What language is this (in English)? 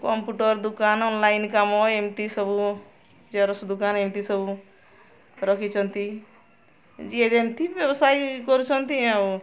Odia